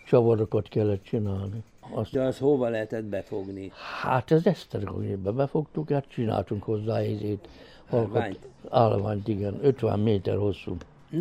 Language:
Hungarian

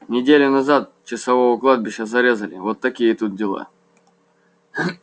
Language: Russian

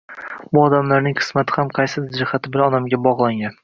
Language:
Uzbek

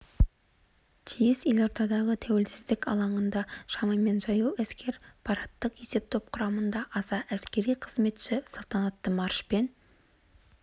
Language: Kazakh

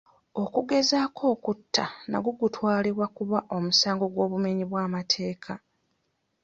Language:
Ganda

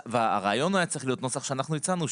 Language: Hebrew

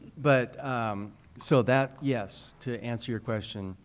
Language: English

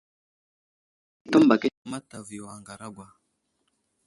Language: Wuzlam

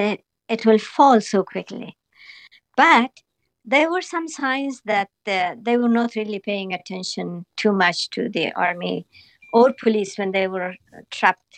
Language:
Finnish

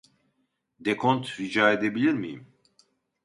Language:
Turkish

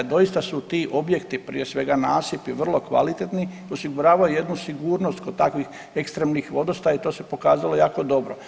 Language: Croatian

